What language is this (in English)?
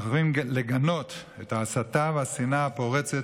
Hebrew